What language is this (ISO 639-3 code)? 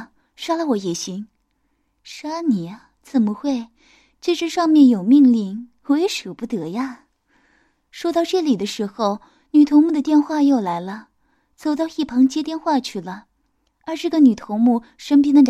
zho